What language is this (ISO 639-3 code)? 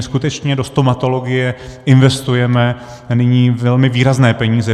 ces